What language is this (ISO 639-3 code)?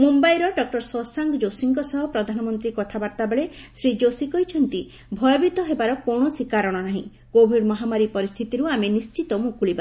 ori